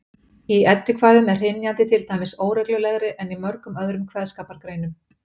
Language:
Icelandic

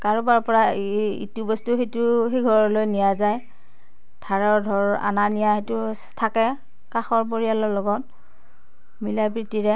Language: Assamese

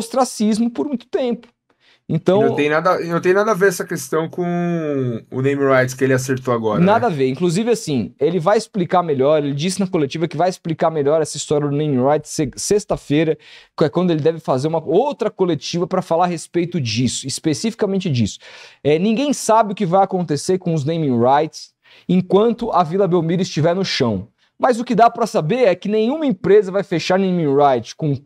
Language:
Portuguese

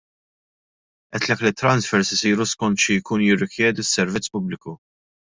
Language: Maltese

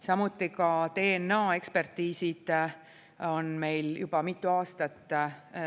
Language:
Estonian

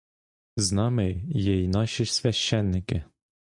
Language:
Ukrainian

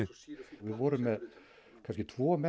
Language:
Icelandic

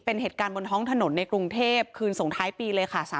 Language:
Thai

